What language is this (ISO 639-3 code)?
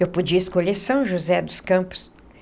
por